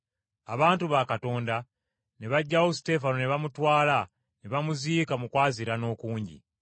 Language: Ganda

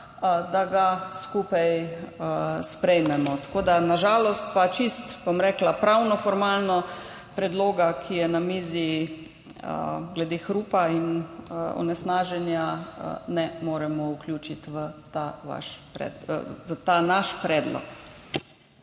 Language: Slovenian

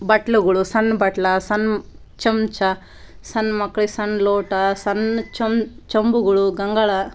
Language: Kannada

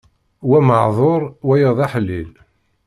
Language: Kabyle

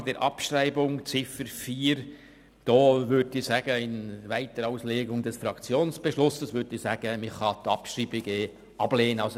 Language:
Swiss German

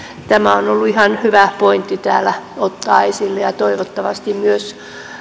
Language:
Finnish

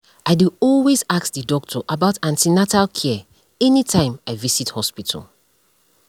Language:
Nigerian Pidgin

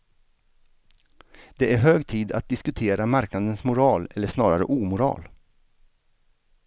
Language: Swedish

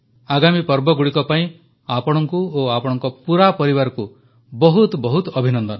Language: Odia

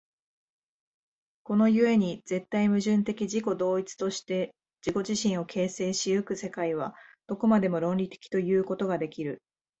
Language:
Japanese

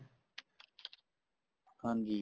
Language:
Punjabi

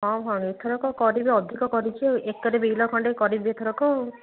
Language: Odia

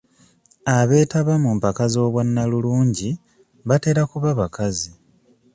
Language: Ganda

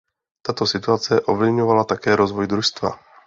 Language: Czech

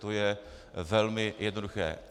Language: Czech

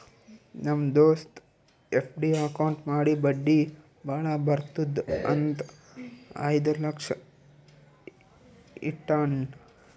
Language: Kannada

